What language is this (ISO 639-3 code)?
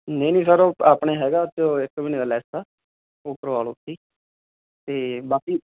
pan